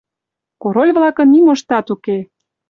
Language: Mari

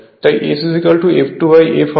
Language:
Bangla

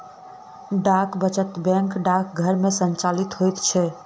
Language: Maithili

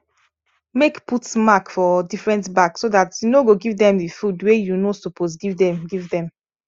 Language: Nigerian Pidgin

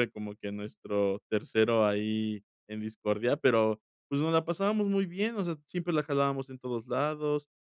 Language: Spanish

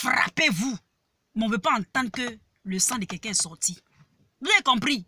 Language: French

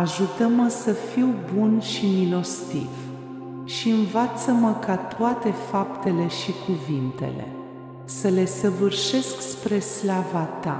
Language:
Romanian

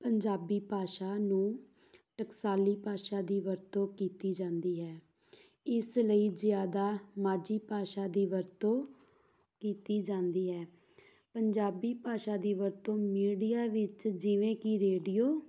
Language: Punjabi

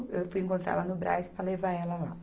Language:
Portuguese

